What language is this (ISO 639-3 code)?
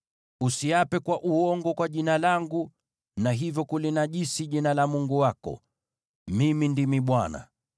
swa